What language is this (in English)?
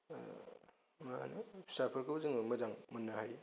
Bodo